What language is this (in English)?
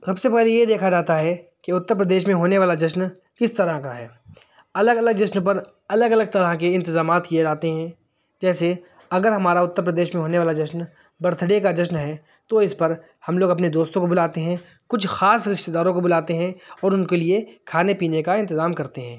Urdu